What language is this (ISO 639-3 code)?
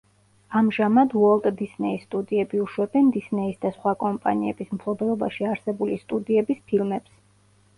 kat